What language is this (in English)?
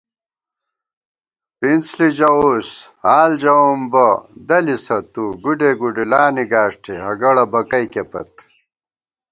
Gawar-Bati